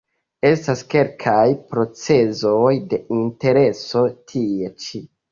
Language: Esperanto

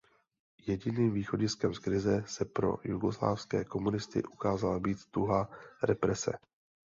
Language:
Czech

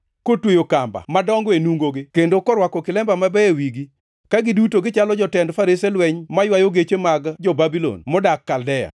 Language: Luo (Kenya and Tanzania)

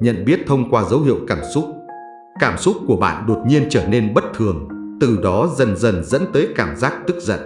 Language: Vietnamese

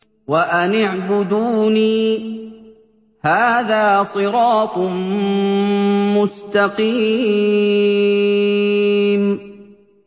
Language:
Arabic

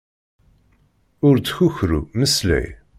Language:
Kabyle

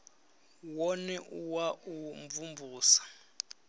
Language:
Venda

